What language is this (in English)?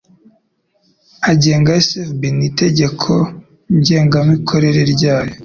Kinyarwanda